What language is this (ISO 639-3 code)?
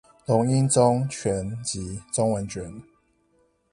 zho